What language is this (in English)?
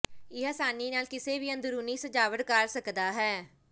Punjabi